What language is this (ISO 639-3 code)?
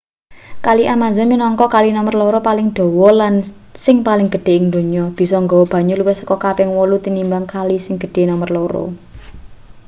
jav